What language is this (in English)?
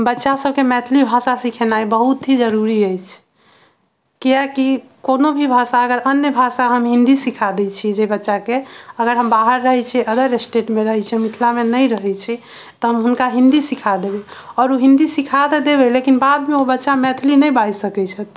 Maithili